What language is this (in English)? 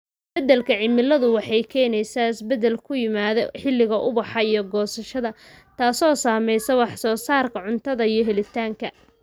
Somali